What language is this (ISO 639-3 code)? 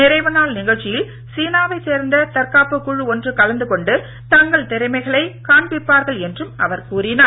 tam